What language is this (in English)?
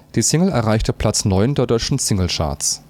German